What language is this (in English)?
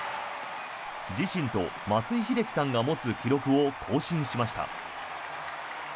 Japanese